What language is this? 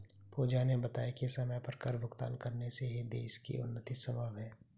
Hindi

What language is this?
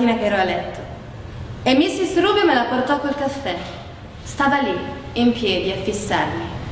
Italian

